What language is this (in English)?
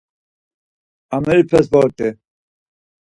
Laz